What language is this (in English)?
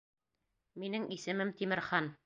Bashkir